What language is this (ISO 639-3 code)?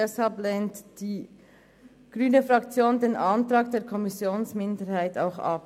gsw